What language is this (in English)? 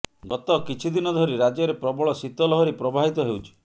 Odia